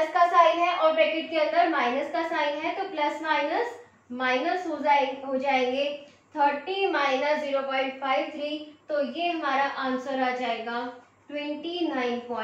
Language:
Hindi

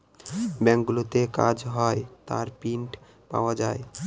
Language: Bangla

